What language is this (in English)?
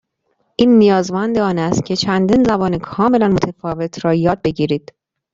Persian